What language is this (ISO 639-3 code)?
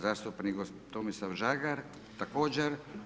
hrv